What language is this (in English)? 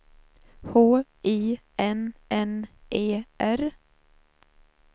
Swedish